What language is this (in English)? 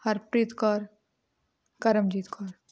Punjabi